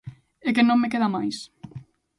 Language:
Galician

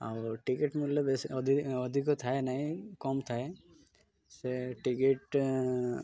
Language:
Odia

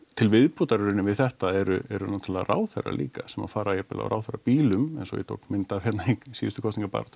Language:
Icelandic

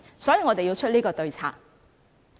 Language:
Cantonese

